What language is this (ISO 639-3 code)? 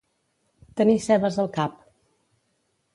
cat